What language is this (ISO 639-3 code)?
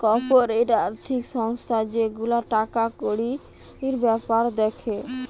ben